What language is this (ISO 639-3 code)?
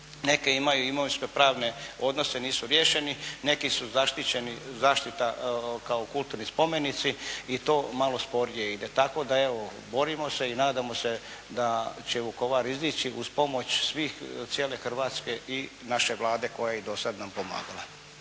hrv